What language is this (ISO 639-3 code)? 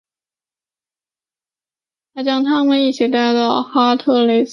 zho